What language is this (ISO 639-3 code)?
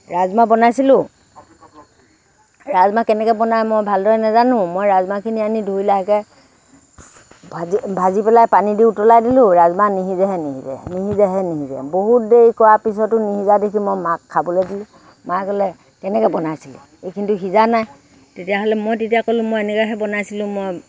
asm